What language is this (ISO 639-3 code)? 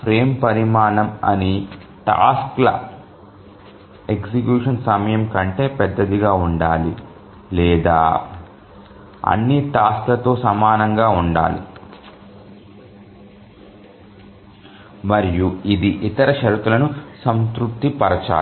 tel